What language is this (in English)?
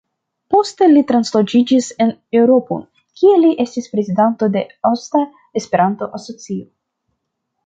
Esperanto